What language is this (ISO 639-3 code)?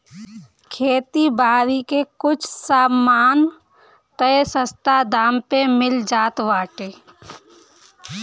bho